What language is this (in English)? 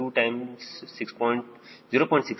Kannada